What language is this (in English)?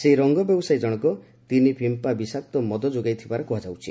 Odia